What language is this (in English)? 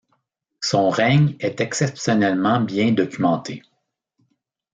French